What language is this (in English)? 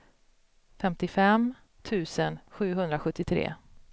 Swedish